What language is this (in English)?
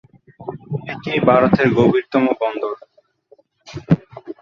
Bangla